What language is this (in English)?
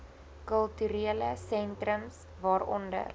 Afrikaans